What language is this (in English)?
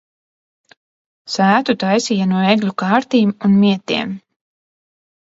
Latvian